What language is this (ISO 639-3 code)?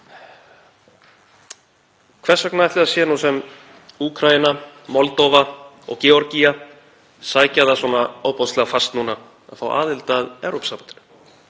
isl